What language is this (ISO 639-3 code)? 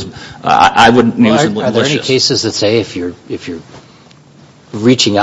eng